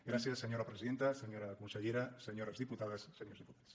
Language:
Catalan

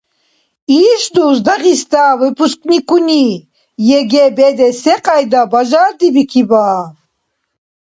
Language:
Dargwa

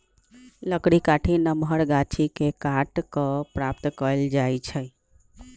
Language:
Magahi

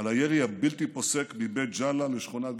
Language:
Hebrew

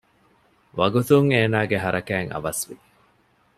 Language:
Divehi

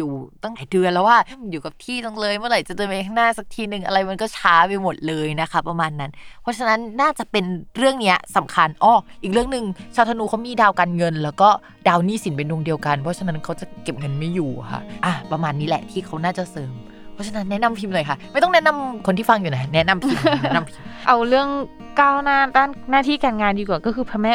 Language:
Thai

